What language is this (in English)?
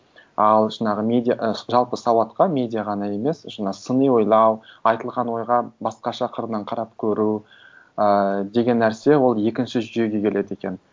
Kazakh